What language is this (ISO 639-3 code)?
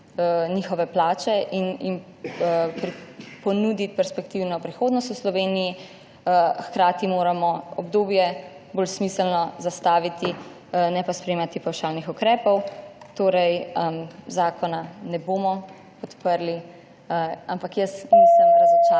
slv